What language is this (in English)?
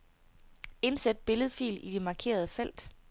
Danish